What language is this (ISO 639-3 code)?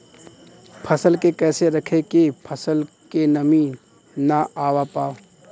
bho